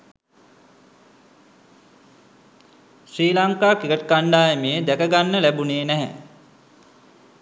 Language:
Sinhala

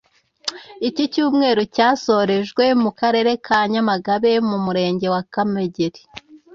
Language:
Kinyarwanda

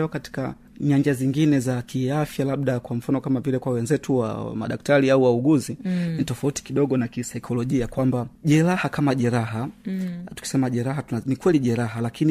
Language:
Swahili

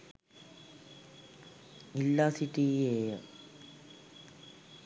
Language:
Sinhala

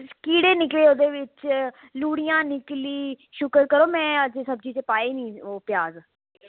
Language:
Dogri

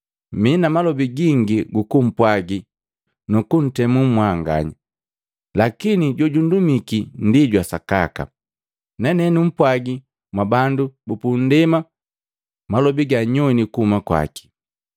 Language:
Matengo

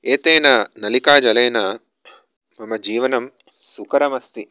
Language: Sanskrit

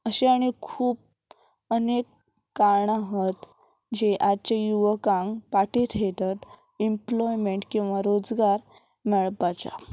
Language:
Konkani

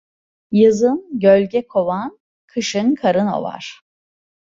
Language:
Turkish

